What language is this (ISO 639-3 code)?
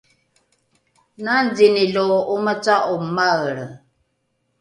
dru